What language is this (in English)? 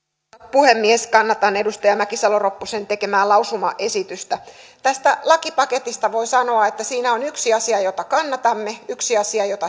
Finnish